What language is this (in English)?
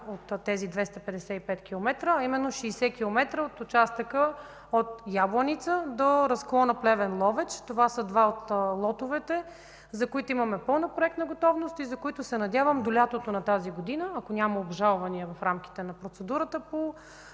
Bulgarian